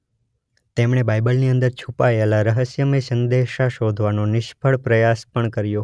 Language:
Gujarati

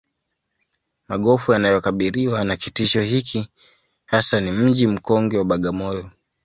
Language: Swahili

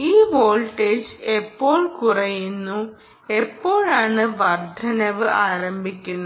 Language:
Malayalam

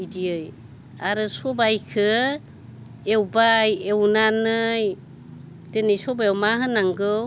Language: Bodo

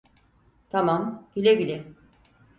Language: Turkish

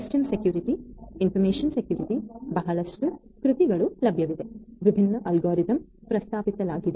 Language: Kannada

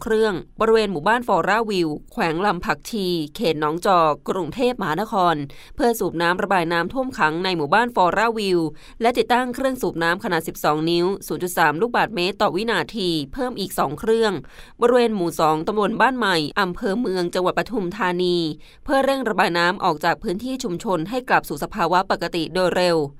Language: Thai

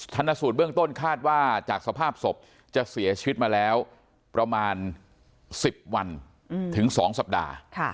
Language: Thai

